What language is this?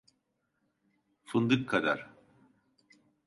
Turkish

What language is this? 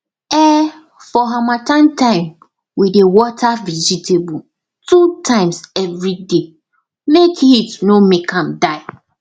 Nigerian Pidgin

